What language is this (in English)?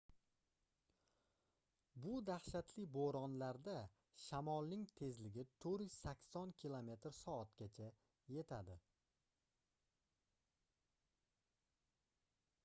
Uzbek